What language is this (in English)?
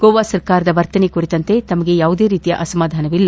Kannada